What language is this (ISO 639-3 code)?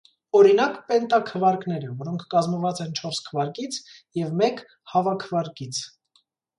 hye